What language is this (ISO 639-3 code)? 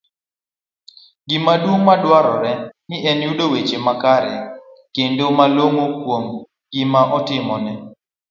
luo